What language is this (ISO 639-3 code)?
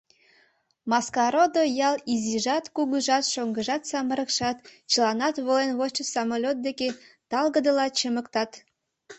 chm